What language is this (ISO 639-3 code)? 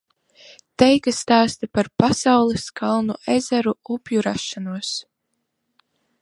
lav